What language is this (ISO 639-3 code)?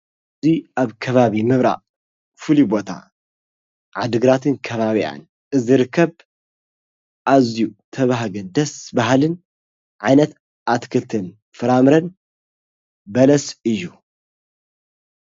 tir